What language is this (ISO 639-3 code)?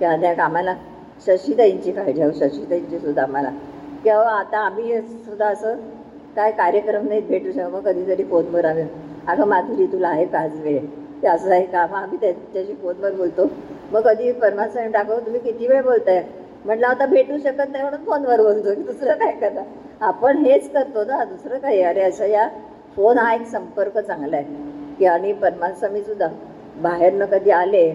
mar